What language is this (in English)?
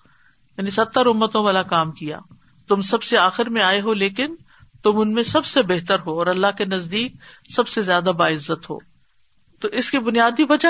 Urdu